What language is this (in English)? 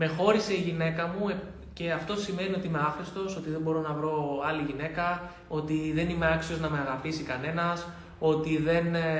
Greek